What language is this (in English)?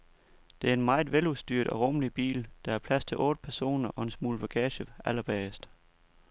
Danish